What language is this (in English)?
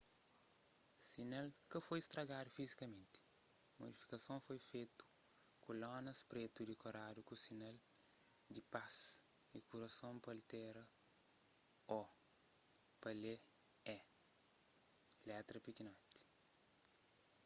Kabuverdianu